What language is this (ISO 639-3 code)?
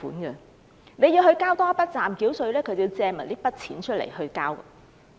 yue